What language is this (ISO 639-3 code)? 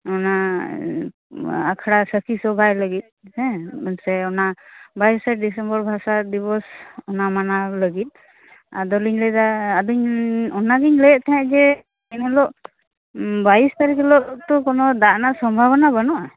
sat